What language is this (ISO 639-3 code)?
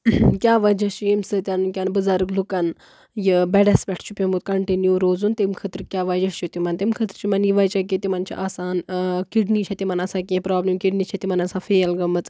kas